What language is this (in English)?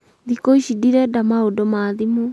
Kikuyu